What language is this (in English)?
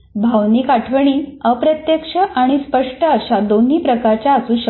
Marathi